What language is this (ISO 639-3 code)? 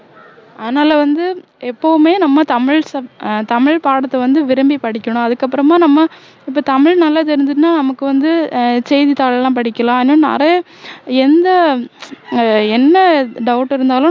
tam